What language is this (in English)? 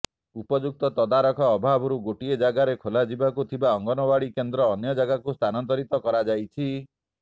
Odia